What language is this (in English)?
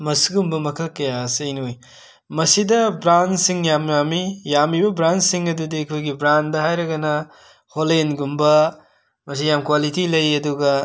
Manipuri